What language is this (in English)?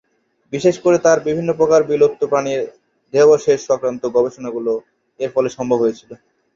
Bangla